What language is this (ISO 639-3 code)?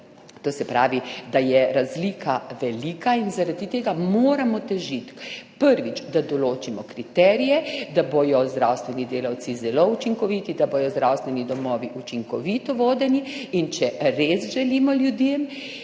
slv